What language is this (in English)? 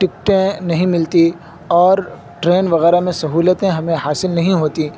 Urdu